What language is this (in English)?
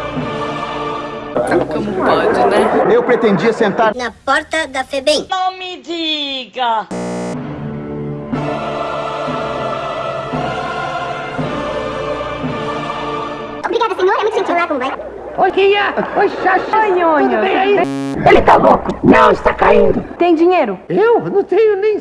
Portuguese